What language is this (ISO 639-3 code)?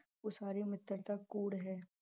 pan